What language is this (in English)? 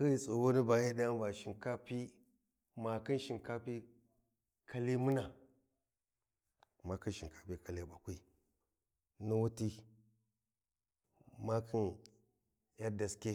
Warji